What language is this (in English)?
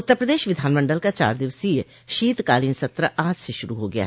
Hindi